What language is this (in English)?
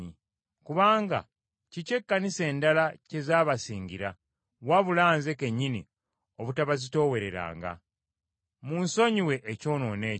Ganda